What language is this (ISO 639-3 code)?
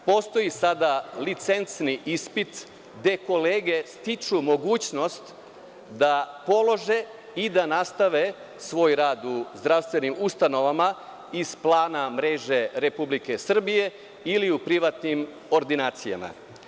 srp